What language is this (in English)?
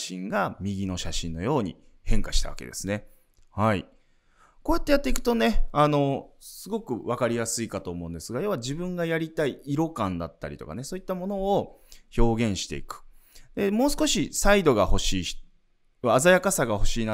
Japanese